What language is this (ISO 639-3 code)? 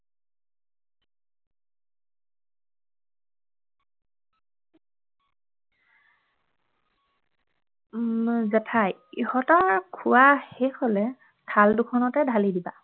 asm